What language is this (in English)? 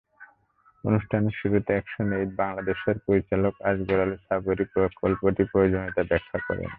Bangla